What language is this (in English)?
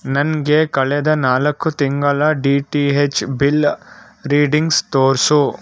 Kannada